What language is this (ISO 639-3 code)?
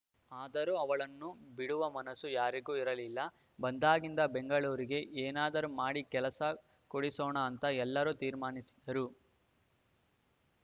kan